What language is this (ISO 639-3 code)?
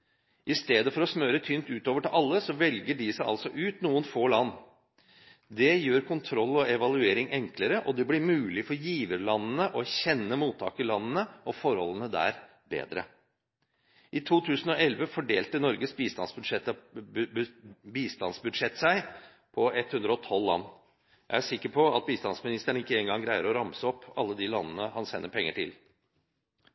nob